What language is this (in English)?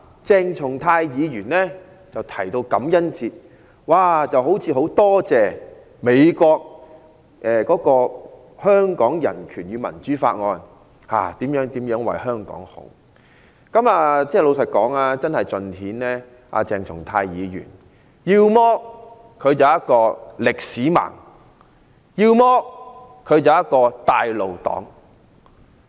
Cantonese